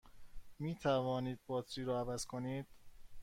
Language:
Persian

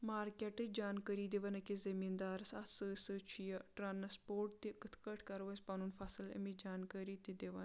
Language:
Kashmiri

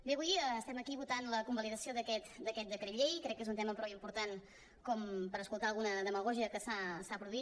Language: Catalan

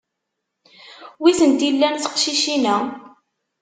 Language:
Kabyle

